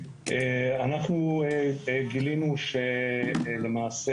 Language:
Hebrew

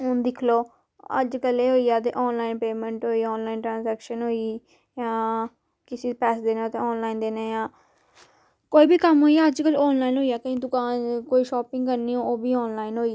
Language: Dogri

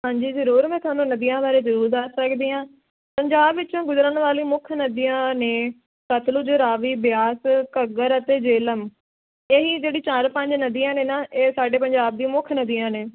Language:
Punjabi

